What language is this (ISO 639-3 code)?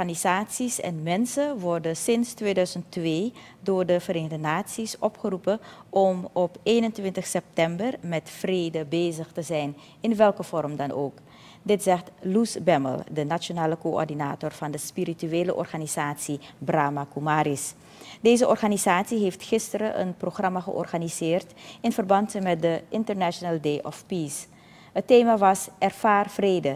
nld